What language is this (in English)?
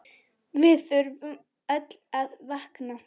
Icelandic